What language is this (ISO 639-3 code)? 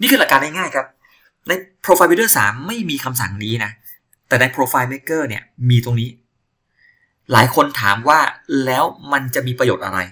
tha